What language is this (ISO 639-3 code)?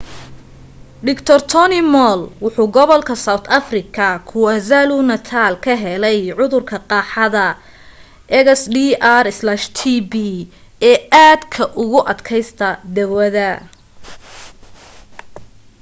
som